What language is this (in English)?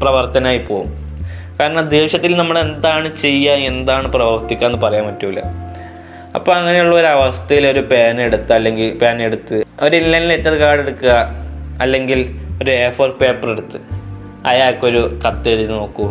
Malayalam